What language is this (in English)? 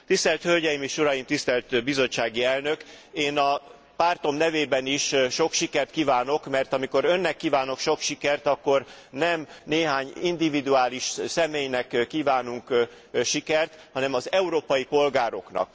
Hungarian